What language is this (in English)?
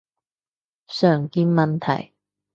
Cantonese